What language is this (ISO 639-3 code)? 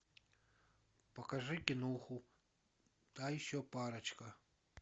rus